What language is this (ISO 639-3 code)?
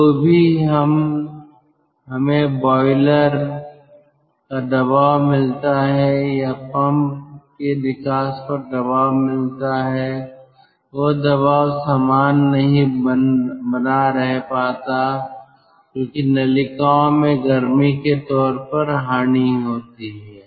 hin